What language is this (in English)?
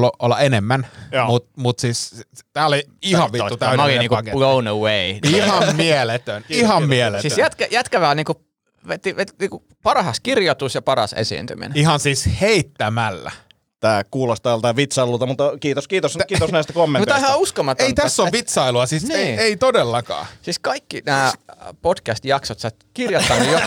Finnish